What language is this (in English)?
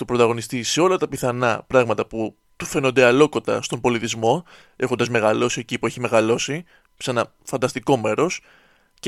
Greek